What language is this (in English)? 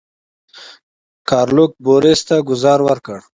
Pashto